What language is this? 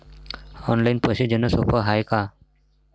Marathi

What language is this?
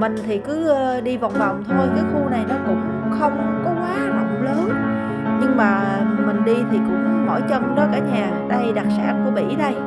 Vietnamese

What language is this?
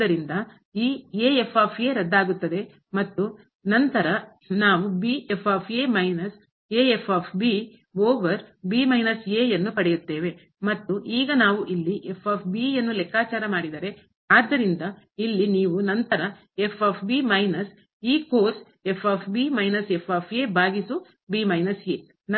Kannada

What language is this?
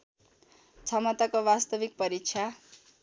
Nepali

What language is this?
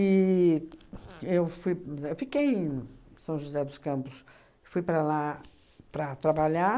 Portuguese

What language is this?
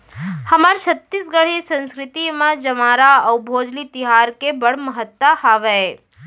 Chhattisgarhi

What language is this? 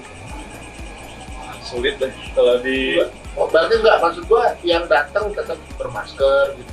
Indonesian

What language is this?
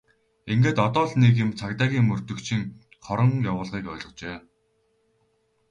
Mongolian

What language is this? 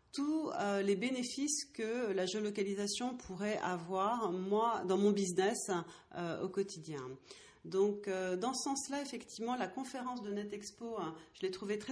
French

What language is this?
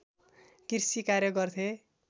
Nepali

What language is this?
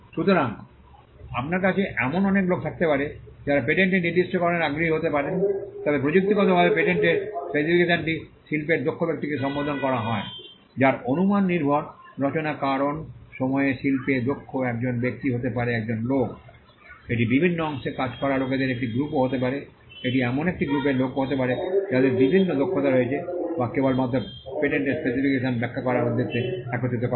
Bangla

